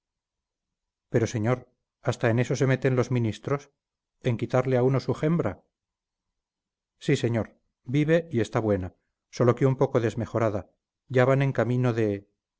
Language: Spanish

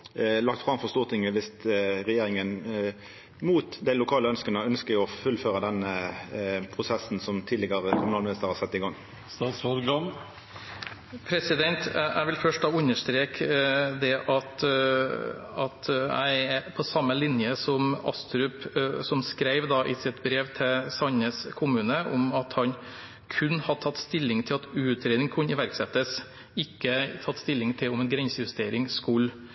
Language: Norwegian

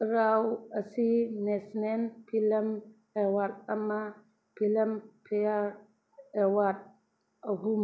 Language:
Manipuri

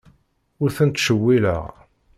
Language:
Kabyle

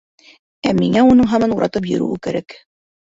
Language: Bashkir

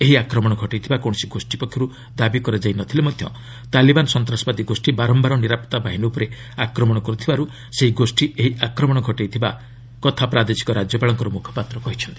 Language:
Odia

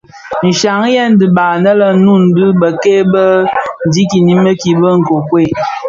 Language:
Bafia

